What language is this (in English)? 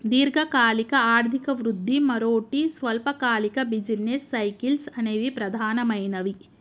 Telugu